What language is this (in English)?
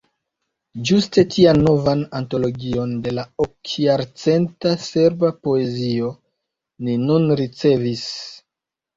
Esperanto